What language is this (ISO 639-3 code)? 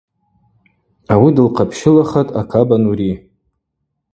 abq